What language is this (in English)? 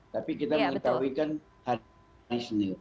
Indonesian